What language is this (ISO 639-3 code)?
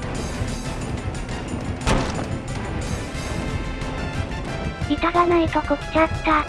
jpn